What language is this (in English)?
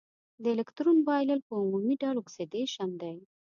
Pashto